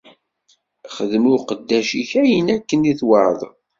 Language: Kabyle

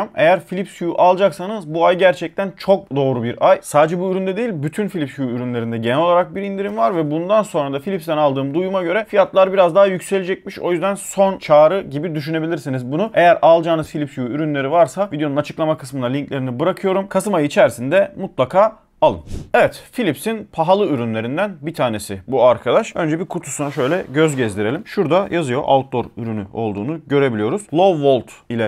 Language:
Turkish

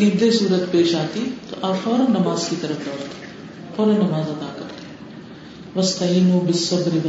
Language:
Urdu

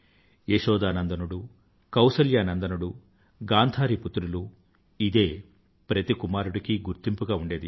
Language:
Telugu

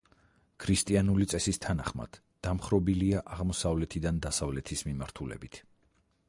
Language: Georgian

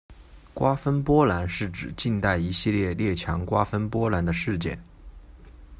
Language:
Chinese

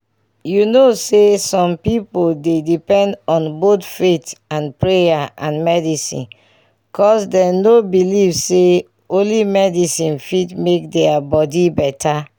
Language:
Nigerian Pidgin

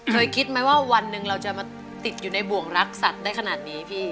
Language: Thai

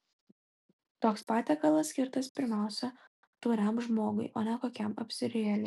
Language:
Lithuanian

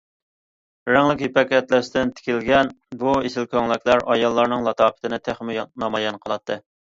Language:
Uyghur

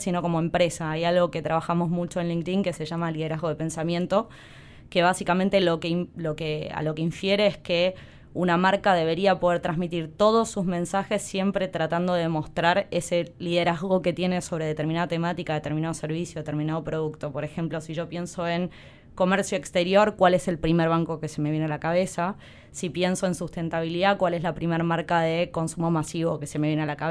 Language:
Spanish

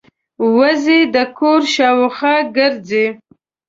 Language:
Pashto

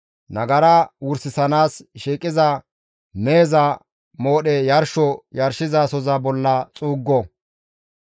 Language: Gamo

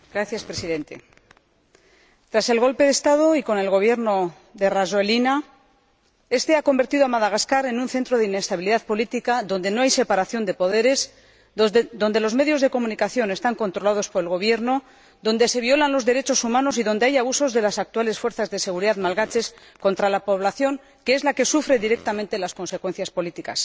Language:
Spanish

